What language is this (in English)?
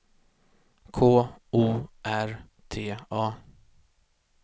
Swedish